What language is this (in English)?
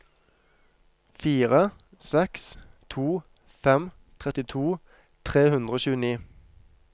Norwegian